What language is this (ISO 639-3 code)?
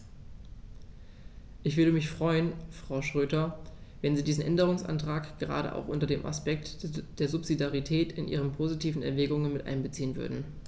deu